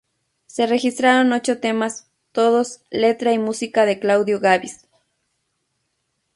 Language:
Spanish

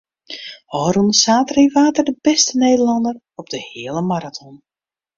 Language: Western Frisian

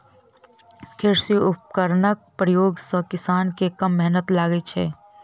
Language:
Maithili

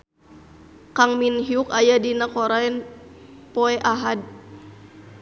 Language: Sundanese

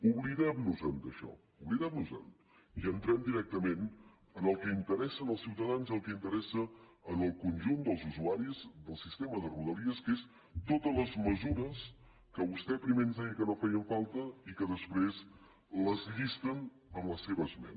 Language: Catalan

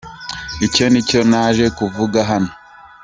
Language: Kinyarwanda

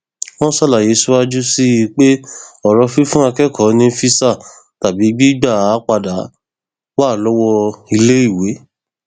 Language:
Yoruba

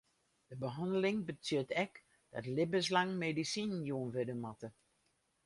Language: Western Frisian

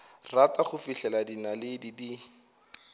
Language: Northern Sotho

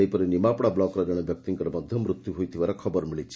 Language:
Odia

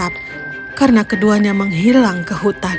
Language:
Indonesian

